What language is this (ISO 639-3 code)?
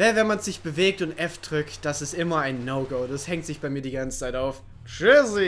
deu